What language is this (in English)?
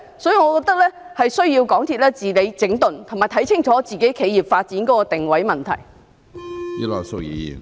Cantonese